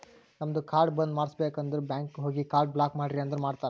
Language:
Kannada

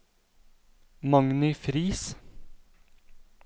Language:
Norwegian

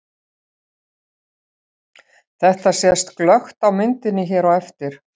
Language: Icelandic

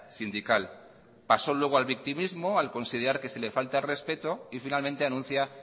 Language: Spanish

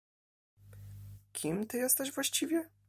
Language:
Polish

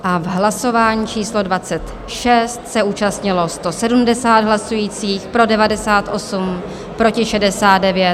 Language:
Czech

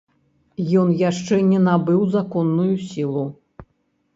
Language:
Belarusian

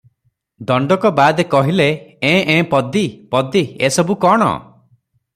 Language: Odia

